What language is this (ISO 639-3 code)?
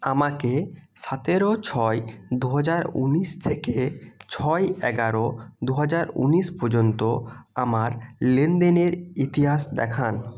ben